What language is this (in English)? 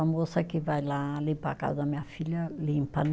Portuguese